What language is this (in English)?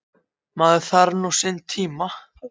Icelandic